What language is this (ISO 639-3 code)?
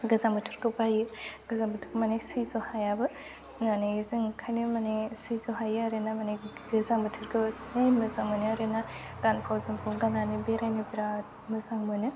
brx